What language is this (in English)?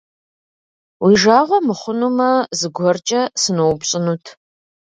Kabardian